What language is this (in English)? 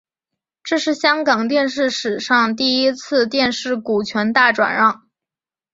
Chinese